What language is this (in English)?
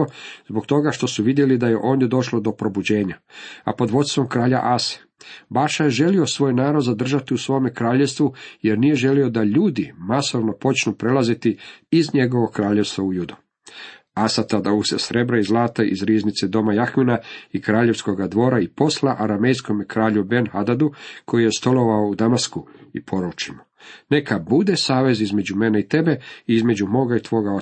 Croatian